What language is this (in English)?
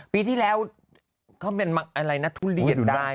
Thai